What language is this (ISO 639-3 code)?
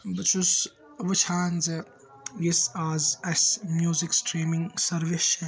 kas